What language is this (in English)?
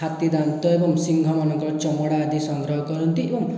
Odia